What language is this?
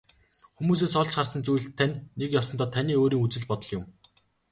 Mongolian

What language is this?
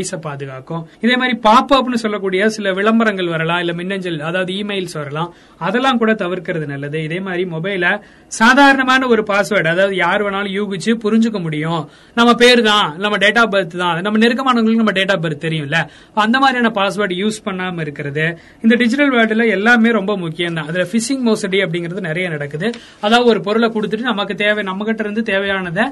Tamil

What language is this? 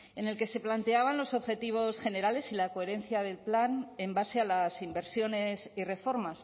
Spanish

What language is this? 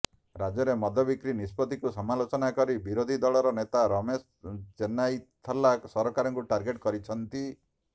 Odia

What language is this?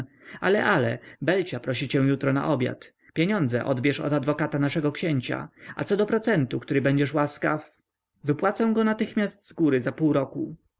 Polish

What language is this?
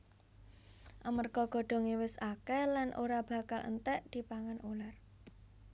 Javanese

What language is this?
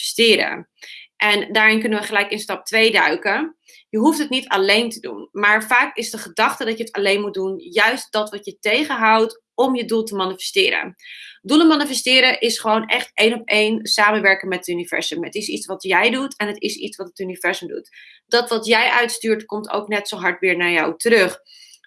Dutch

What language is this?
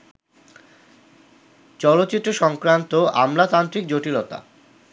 Bangla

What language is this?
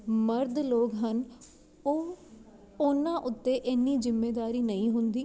Punjabi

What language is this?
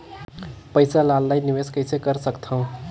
Chhattisgarhi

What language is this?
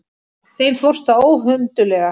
Icelandic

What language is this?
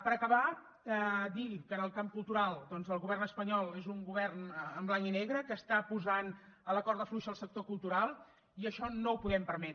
Catalan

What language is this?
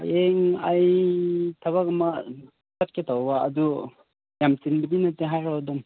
Manipuri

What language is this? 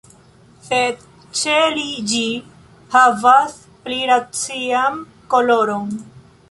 Esperanto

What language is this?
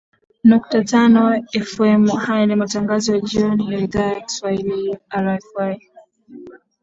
Swahili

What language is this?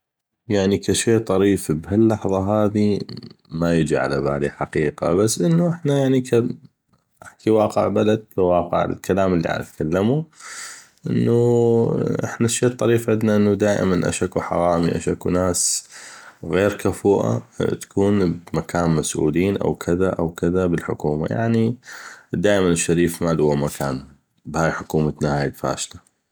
North Mesopotamian Arabic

